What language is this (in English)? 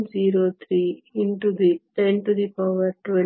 Kannada